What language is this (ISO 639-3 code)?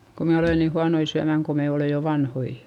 fin